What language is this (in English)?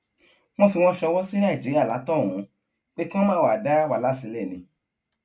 Yoruba